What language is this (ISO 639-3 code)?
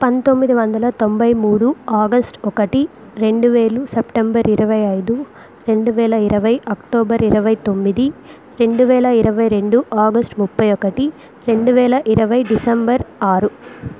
tel